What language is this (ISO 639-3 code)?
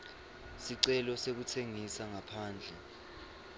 ssw